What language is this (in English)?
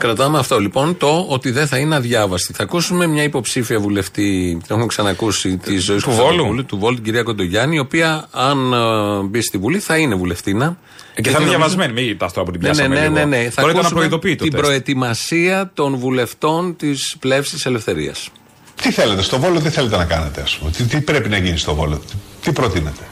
Greek